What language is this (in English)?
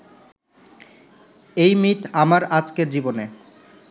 Bangla